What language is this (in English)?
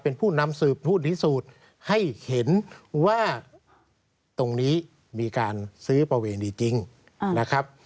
Thai